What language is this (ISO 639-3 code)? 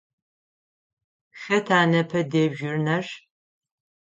ady